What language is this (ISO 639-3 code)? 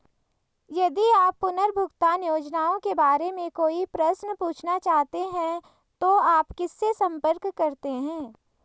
hin